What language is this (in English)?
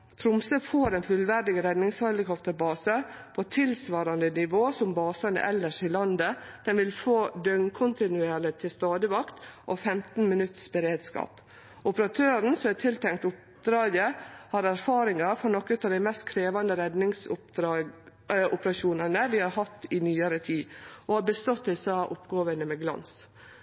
Norwegian Nynorsk